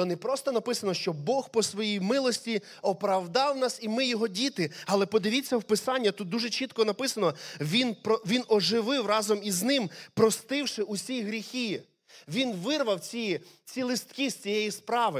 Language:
Ukrainian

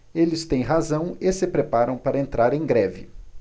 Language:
Portuguese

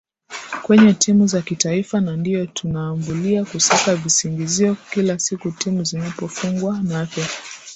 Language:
Swahili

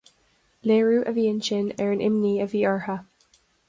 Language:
Irish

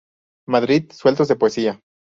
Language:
Spanish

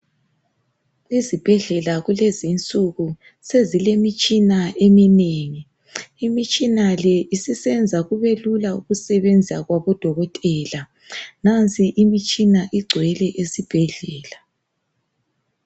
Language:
North Ndebele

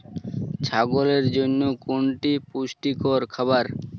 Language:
Bangla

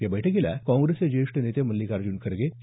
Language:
Marathi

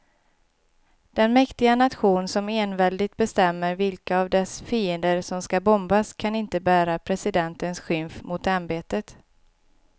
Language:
Swedish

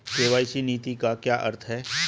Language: Hindi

